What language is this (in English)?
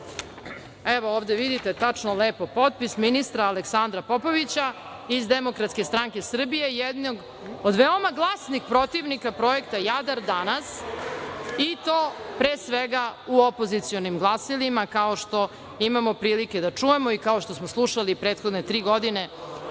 Serbian